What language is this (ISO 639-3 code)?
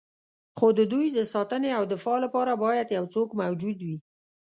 pus